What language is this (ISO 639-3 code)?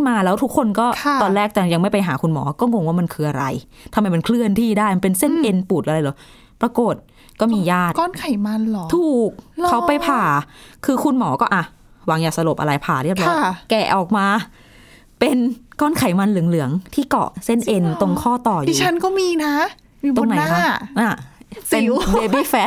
tha